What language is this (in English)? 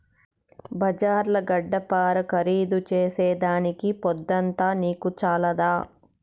Telugu